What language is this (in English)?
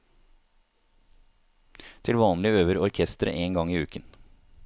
Norwegian